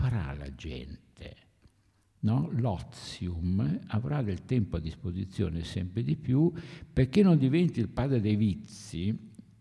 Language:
Italian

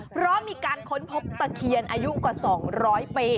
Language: Thai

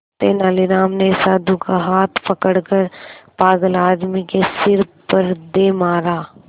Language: Hindi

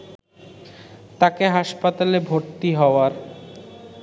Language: Bangla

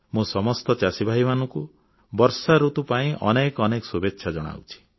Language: Odia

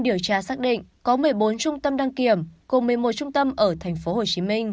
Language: Vietnamese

